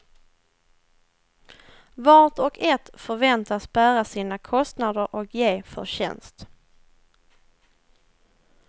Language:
Swedish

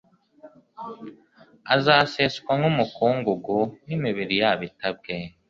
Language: Kinyarwanda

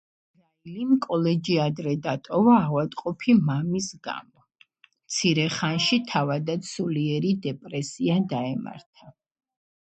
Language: Georgian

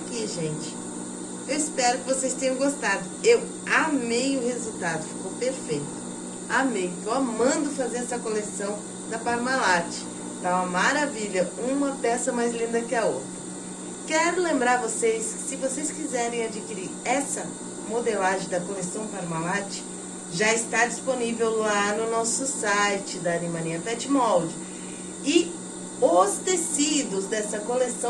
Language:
Portuguese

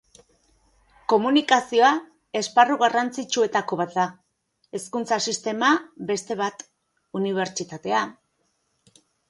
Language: Basque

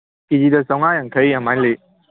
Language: Manipuri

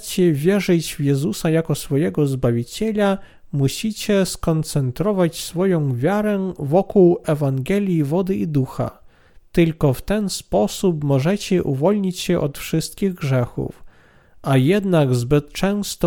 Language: Polish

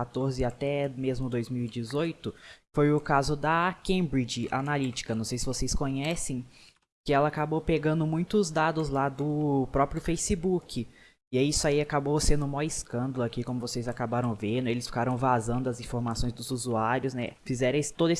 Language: Portuguese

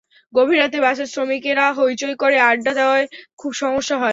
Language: Bangla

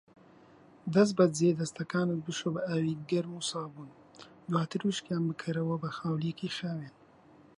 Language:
Central Kurdish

